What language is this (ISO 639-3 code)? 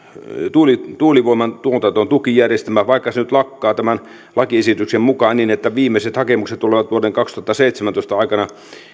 fin